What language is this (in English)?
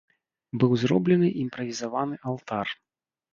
Belarusian